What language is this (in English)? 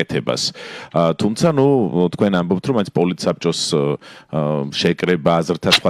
Romanian